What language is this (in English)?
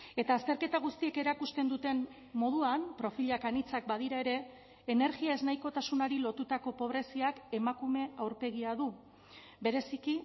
Basque